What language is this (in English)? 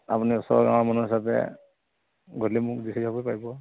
Assamese